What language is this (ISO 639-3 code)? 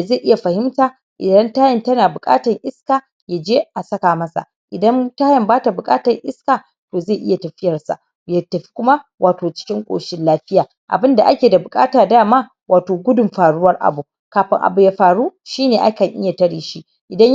hau